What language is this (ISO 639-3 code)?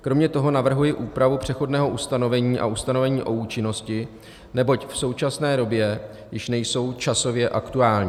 ces